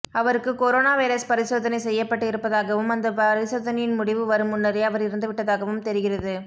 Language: Tamil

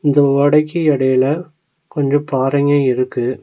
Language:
Tamil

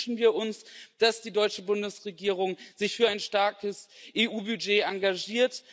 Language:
German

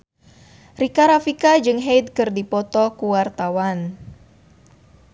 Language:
Sundanese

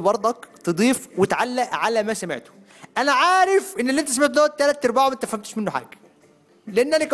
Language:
Arabic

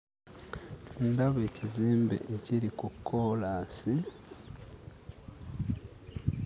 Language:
Ganda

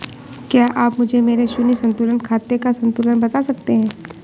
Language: Hindi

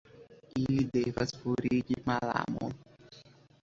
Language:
Esperanto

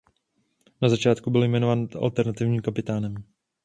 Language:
Czech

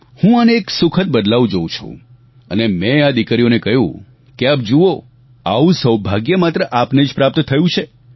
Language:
Gujarati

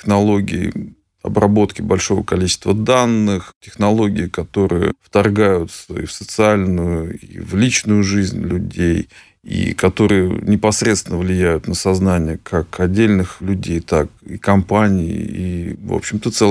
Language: Russian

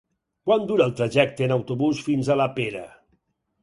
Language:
Catalan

